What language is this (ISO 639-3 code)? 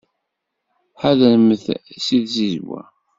kab